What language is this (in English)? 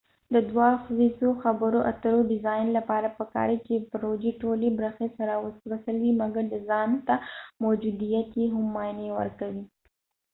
Pashto